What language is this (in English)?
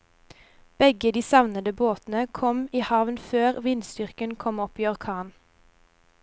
Norwegian